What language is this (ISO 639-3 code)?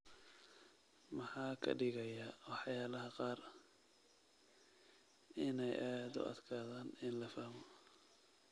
som